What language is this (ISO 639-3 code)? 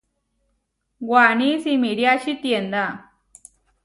var